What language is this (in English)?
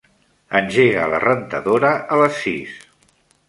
Catalan